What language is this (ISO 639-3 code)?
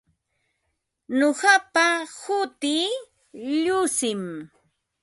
qva